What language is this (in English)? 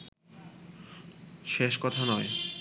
Bangla